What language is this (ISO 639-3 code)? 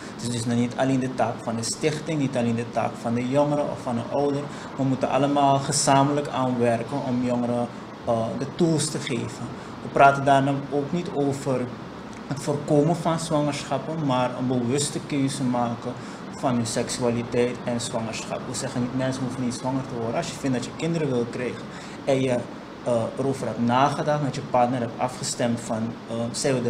nld